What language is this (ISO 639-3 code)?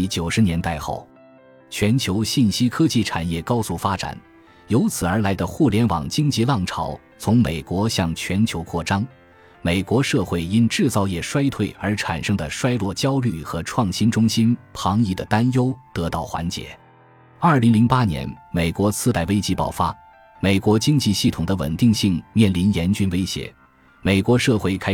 zho